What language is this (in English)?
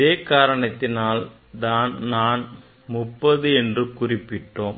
Tamil